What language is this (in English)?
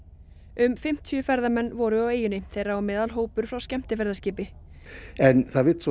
Icelandic